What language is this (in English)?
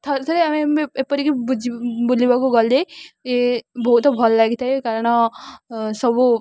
Odia